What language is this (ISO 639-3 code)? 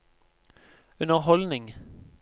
nor